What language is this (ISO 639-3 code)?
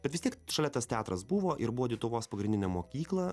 lit